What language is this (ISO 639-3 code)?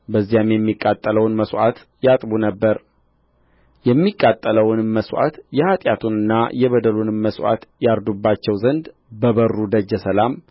amh